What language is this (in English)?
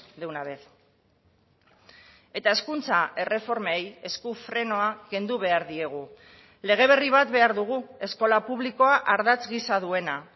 Basque